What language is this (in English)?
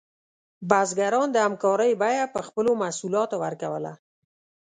Pashto